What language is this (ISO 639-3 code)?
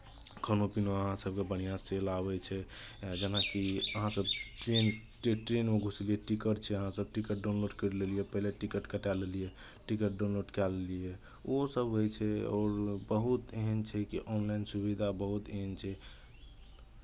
mai